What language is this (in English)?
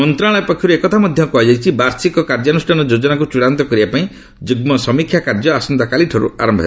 Odia